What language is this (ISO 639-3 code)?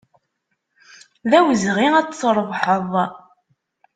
kab